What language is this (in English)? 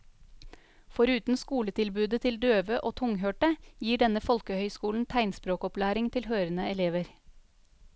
Norwegian